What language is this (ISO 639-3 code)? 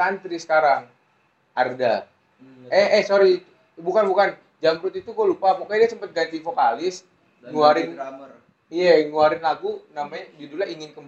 ind